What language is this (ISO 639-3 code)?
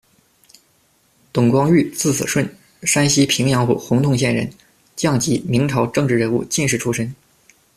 zho